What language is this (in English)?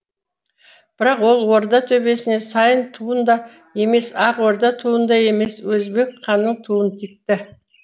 Kazakh